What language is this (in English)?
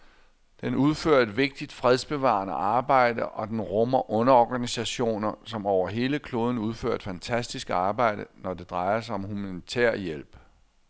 Danish